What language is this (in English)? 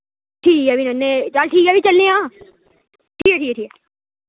Dogri